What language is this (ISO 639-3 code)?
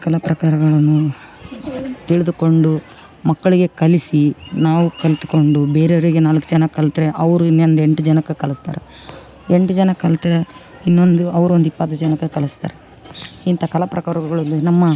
kan